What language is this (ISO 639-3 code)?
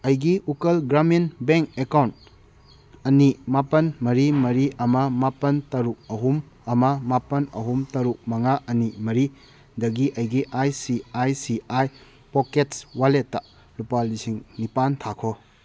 mni